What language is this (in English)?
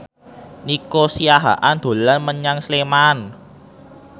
Javanese